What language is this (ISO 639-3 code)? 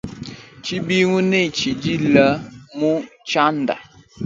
lua